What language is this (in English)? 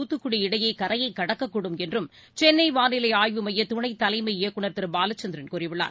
Tamil